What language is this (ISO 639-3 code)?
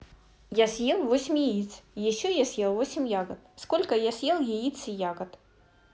rus